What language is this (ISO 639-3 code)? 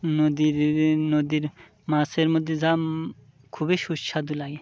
ben